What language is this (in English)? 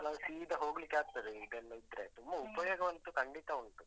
Kannada